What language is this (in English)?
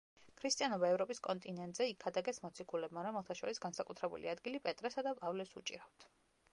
Georgian